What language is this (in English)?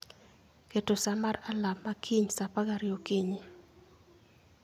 Luo (Kenya and Tanzania)